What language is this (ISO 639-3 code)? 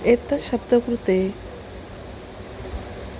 san